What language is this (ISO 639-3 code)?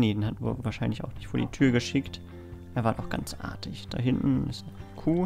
deu